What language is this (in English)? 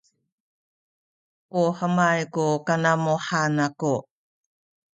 Sakizaya